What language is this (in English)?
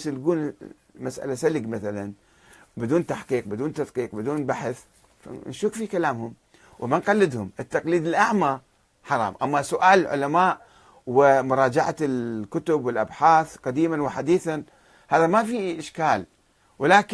Arabic